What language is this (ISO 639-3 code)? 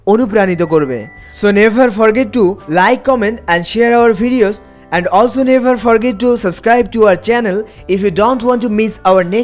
ben